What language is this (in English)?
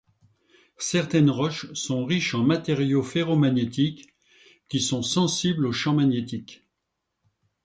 French